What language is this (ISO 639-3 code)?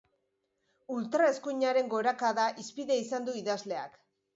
eus